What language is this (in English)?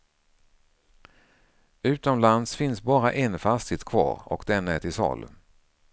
Swedish